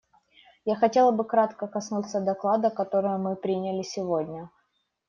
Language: Russian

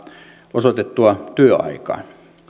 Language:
Finnish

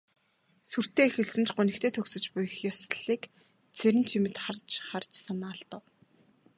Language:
Mongolian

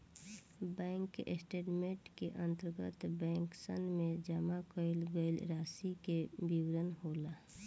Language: Bhojpuri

